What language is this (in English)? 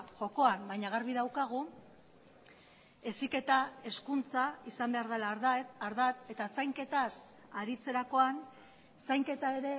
Basque